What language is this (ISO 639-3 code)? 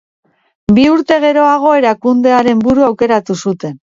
eus